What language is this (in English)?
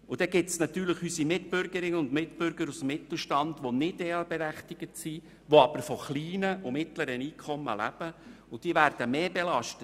Swiss German